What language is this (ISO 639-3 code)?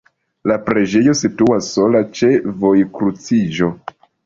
epo